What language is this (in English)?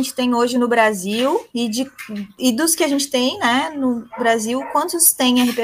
Portuguese